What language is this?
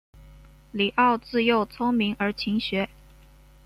Chinese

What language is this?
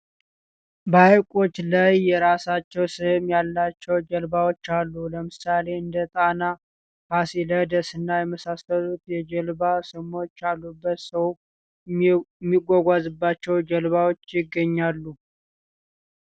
Amharic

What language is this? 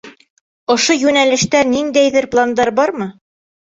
Bashkir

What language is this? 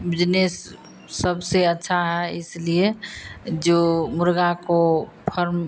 Hindi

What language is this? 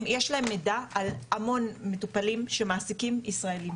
Hebrew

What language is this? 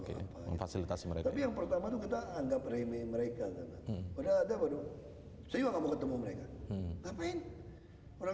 Indonesian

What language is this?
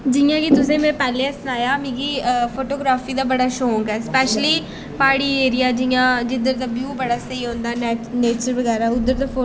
Dogri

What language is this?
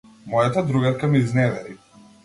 Macedonian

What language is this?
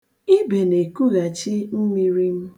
Igbo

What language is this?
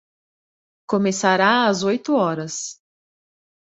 Portuguese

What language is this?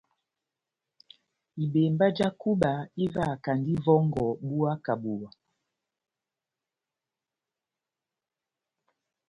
Batanga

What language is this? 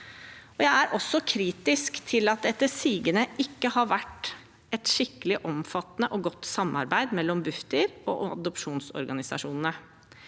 Norwegian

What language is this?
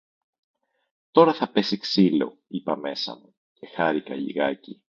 Greek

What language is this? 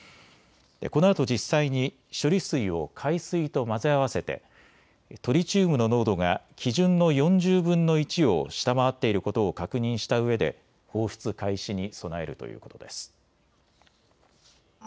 Japanese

